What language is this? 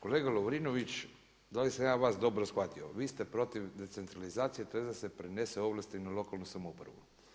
Croatian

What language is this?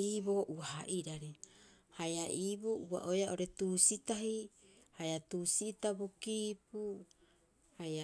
Rapoisi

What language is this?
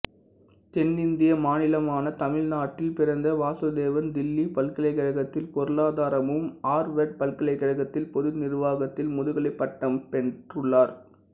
Tamil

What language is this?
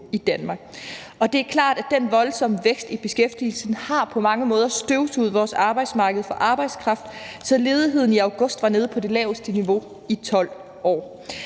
Danish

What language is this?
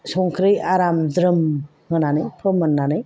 Bodo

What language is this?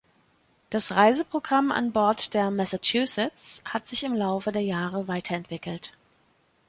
German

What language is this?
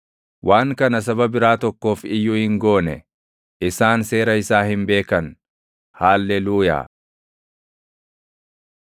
Oromo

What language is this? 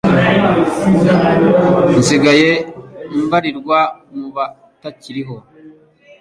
Kinyarwanda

